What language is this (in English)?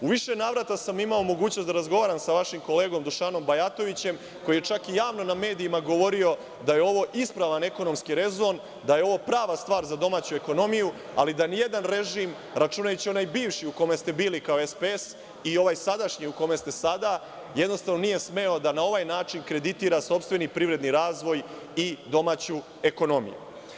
Serbian